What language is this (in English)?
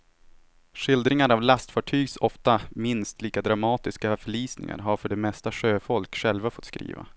Swedish